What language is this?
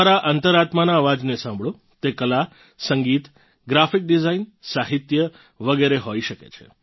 Gujarati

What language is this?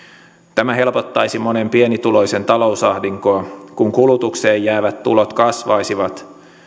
Finnish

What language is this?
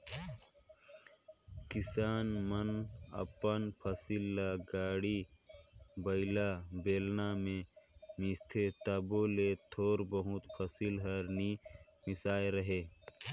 Chhattisgarhi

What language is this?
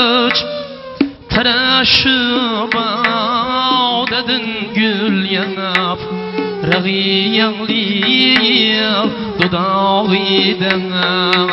Uzbek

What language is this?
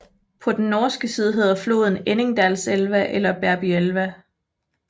Danish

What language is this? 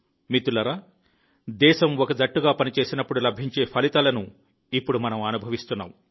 Telugu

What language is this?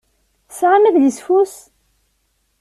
Kabyle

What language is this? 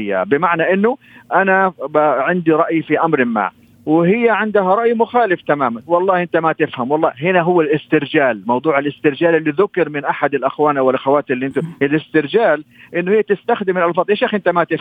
Arabic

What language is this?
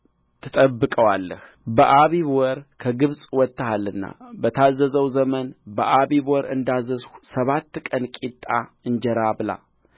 Amharic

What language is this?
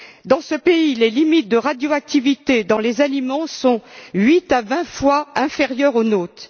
French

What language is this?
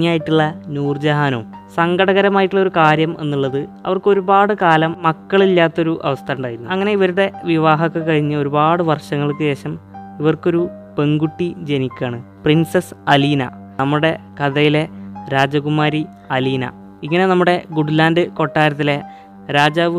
Malayalam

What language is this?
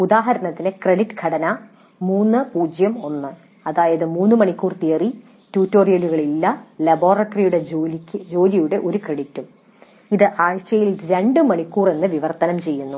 Malayalam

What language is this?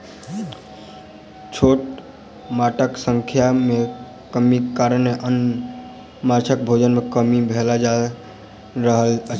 Maithili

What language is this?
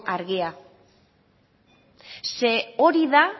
Basque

